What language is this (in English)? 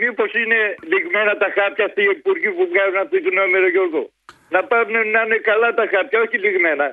Greek